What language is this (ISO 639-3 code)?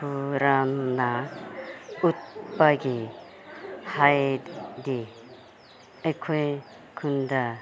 mni